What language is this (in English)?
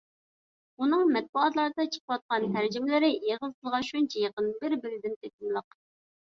Uyghur